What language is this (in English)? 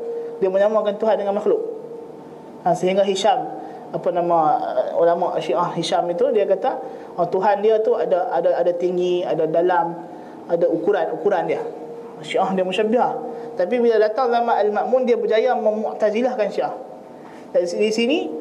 Malay